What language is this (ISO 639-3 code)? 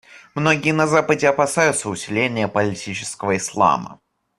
rus